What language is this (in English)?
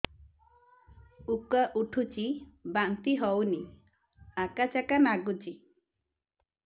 Odia